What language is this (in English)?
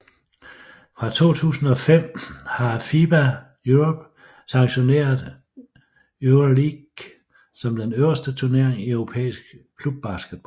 Danish